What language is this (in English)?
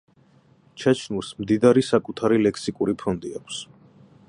Georgian